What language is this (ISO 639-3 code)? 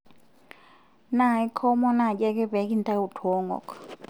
mas